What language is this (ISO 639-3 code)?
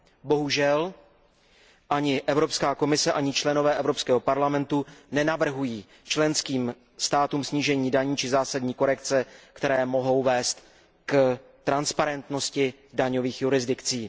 ces